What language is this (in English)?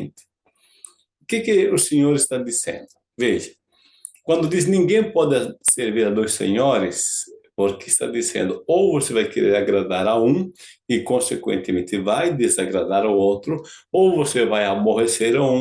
Portuguese